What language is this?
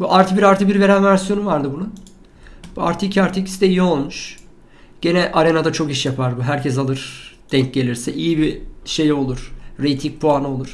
Turkish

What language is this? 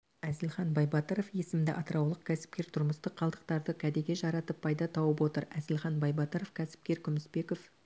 Kazakh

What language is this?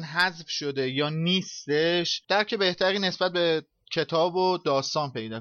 Persian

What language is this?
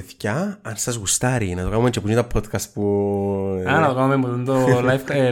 Greek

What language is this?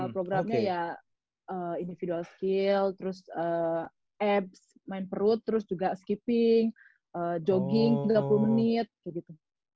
Indonesian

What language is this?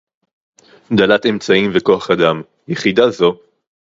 Hebrew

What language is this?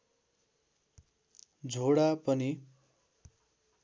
Nepali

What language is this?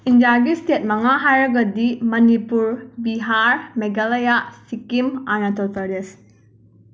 Manipuri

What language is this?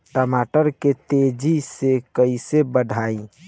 Bhojpuri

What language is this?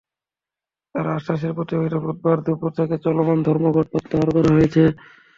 Bangla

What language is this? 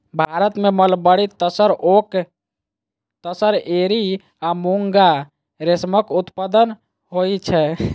Maithili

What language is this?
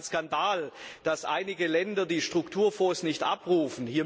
German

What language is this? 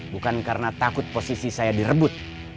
Indonesian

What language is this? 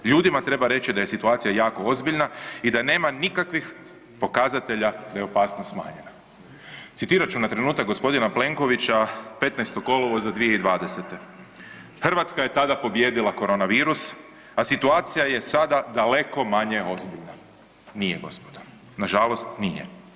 Croatian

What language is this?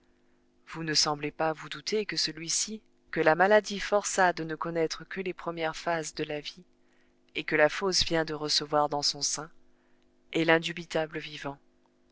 French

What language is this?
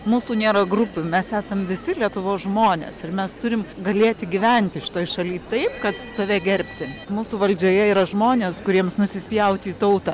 Lithuanian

